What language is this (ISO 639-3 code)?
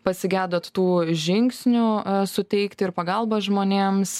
lit